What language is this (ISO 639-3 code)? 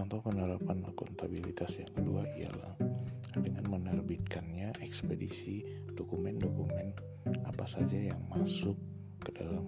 ind